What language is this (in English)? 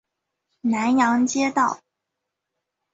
Chinese